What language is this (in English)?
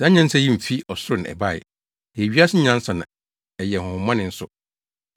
Akan